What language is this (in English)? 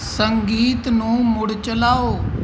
Punjabi